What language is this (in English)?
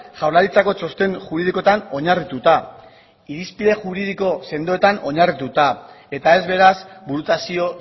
Basque